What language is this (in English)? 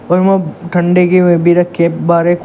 Hindi